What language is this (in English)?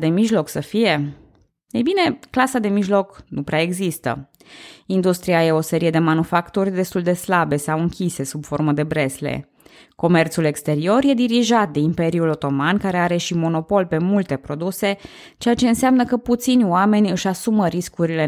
Romanian